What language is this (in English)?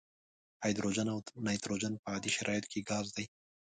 Pashto